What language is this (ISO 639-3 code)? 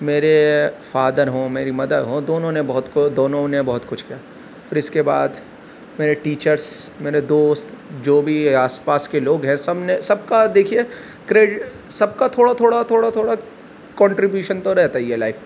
urd